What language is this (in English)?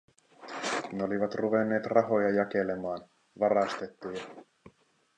Finnish